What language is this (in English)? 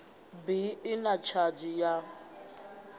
Venda